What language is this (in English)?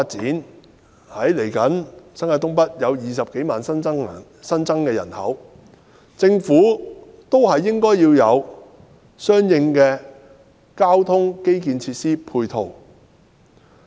Cantonese